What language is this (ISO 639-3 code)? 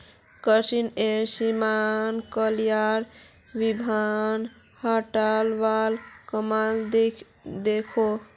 mag